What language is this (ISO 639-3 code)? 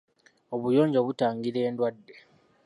lug